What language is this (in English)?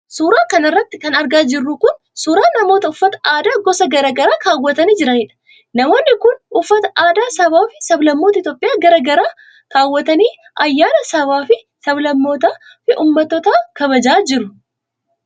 Oromo